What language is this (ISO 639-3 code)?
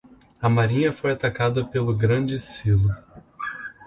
por